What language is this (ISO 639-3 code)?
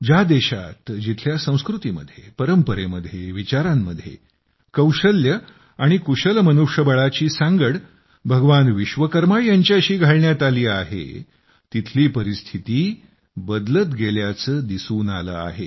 mar